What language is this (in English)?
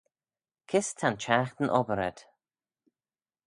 Manx